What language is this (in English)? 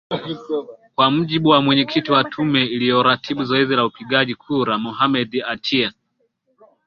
Swahili